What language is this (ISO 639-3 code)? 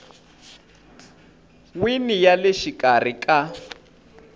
tso